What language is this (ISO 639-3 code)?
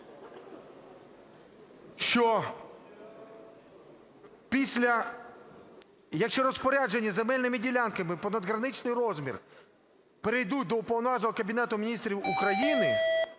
ukr